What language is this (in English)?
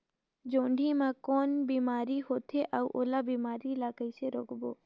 Chhattisgarhi